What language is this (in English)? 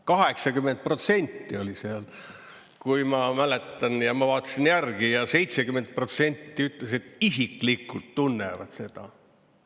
Estonian